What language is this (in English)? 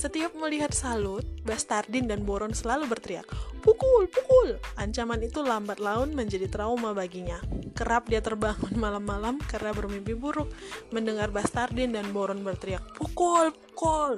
Indonesian